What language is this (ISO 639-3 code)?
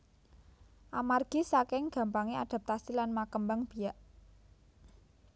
jav